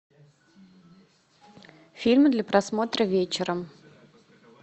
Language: Russian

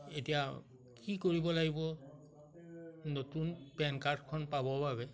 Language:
Assamese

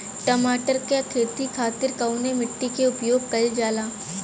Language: Bhojpuri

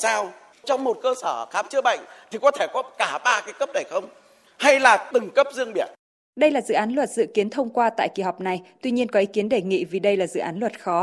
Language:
Vietnamese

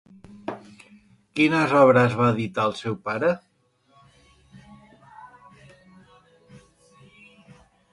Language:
Catalan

